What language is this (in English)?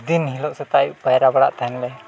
Santali